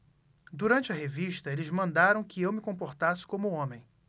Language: Portuguese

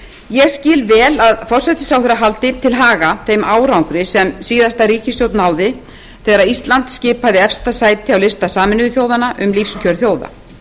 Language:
Icelandic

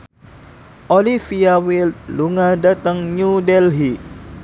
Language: Javanese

